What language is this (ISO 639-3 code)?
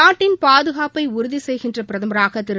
tam